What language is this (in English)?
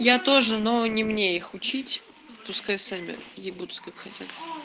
Russian